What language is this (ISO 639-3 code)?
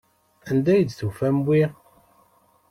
kab